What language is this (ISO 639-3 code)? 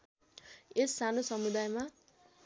nep